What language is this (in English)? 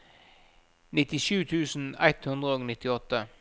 Norwegian